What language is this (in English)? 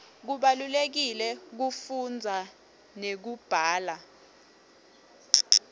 Swati